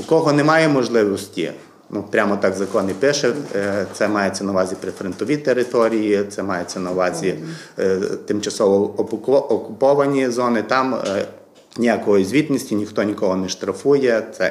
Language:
Ukrainian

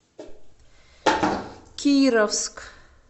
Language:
Russian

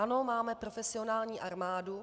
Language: Czech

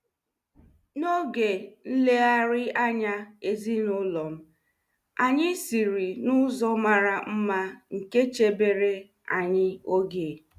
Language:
Igbo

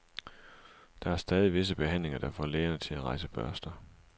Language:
Danish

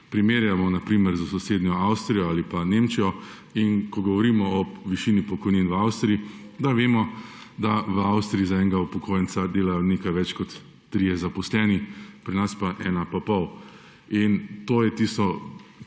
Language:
Slovenian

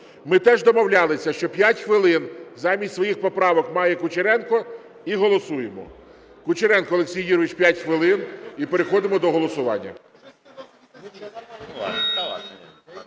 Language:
Ukrainian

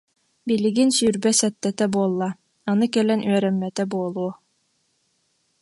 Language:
Yakut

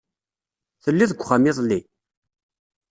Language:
Kabyle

